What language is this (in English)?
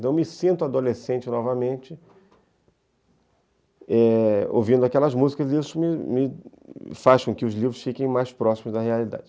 Portuguese